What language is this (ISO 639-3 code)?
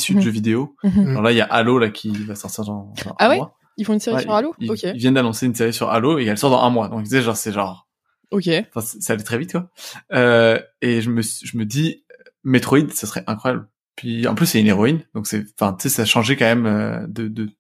fra